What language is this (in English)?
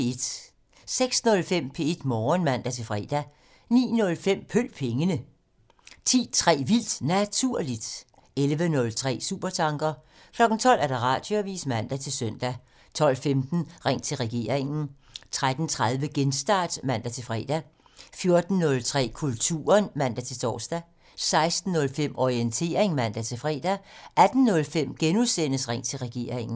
Danish